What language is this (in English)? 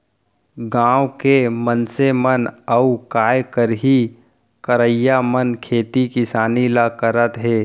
Chhattisgarhi